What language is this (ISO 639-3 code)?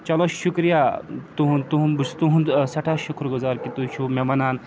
kas